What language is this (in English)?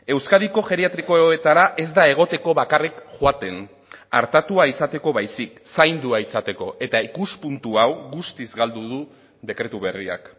Basque